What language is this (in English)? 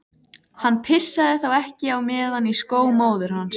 Icelandic